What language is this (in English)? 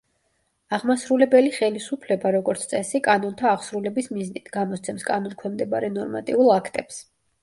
Georgian